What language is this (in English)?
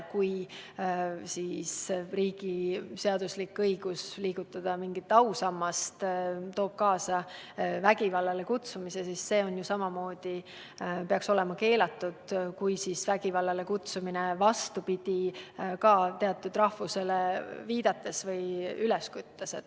Estonian